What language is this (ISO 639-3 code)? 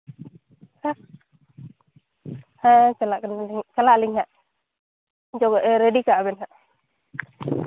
sat